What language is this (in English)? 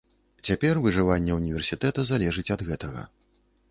Belarusian